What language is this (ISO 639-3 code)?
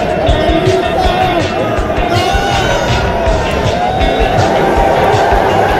pol